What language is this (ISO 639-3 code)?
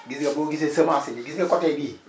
wol